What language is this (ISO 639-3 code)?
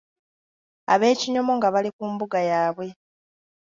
lug